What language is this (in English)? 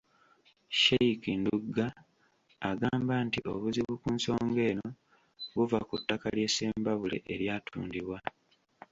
Ganda